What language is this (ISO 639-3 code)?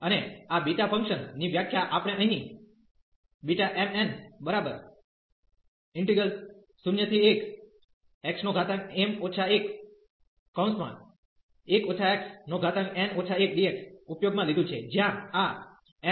guj